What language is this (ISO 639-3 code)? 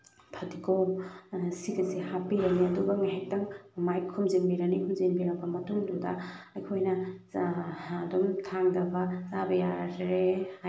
mni